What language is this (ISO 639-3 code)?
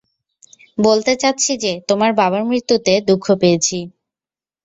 ben